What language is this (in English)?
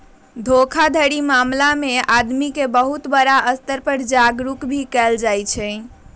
Magahi